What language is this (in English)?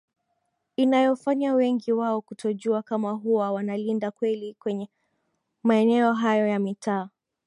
Swahili